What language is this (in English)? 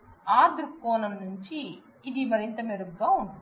Telugu